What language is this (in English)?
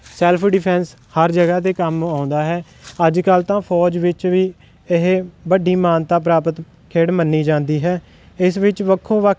Punjabi